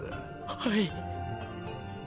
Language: Japanese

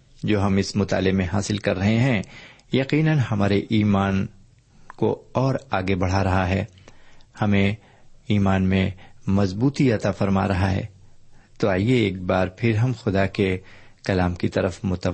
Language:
Urdu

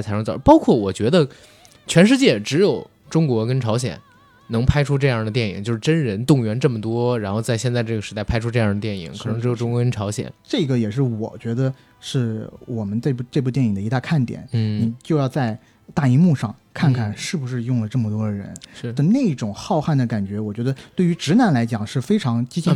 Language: Chinese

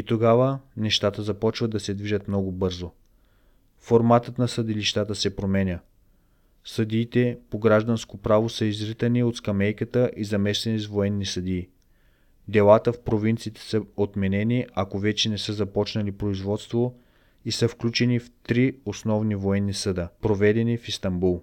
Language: Bulgarian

